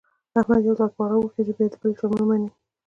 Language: Pashto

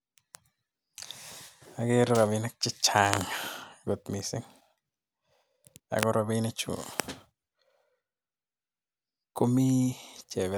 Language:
Kalenjin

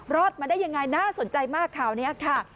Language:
Thai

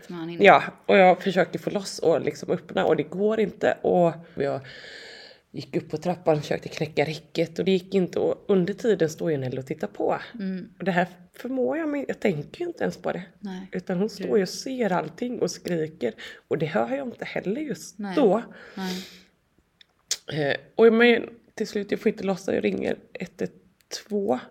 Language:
Swedish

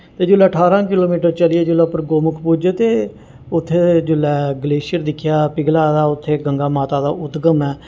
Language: Dogri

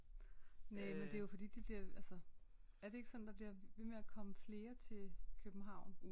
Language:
Danish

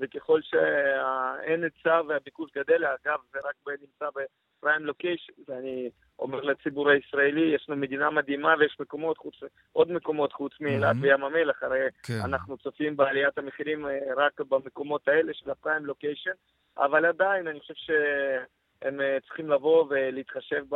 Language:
Hebrew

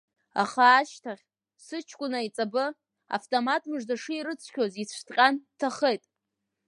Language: Abkhazian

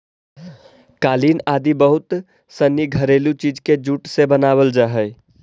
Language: Magahi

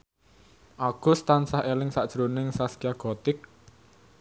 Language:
Javanese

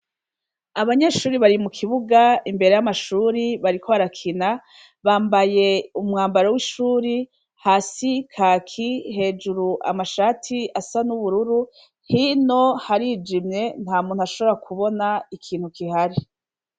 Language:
Rundi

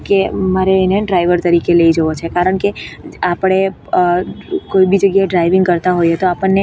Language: Gujarati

